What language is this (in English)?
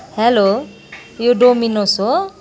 Nepali